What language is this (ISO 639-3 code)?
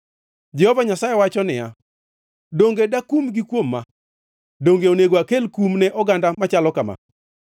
luo